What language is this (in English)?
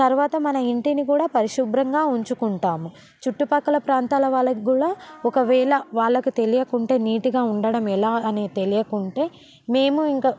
Telugu